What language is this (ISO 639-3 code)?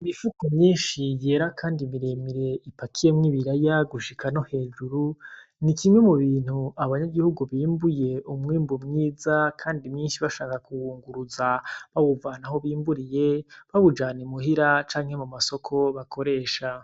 run